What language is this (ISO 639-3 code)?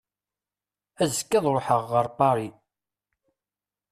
kab